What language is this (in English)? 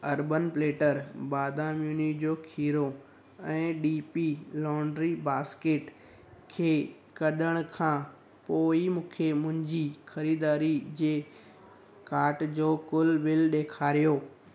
Sindhi